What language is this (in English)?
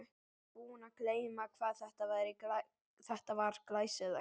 Icelandic